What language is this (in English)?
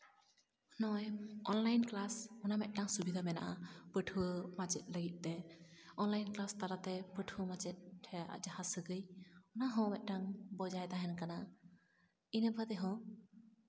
Santali